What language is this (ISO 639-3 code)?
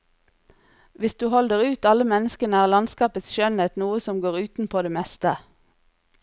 nor